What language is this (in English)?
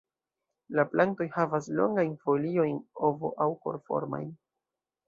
Esperanto